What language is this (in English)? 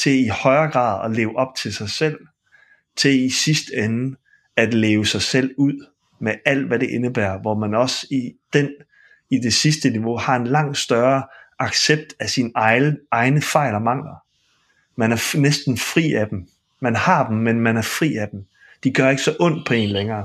Danish